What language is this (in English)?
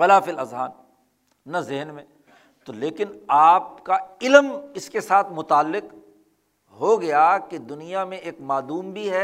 Urdu